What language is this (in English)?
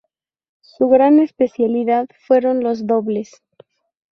Spanish